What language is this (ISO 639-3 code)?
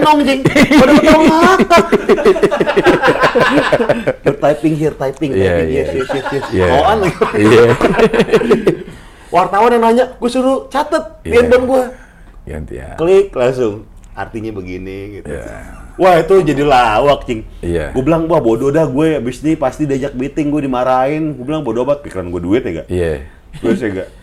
ind